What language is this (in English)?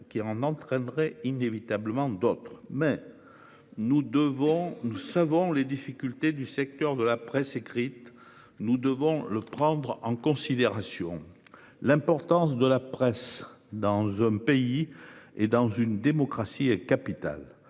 French